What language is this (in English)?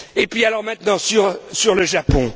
French